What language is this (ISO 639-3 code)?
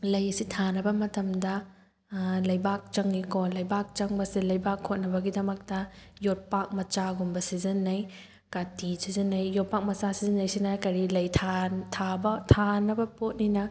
mni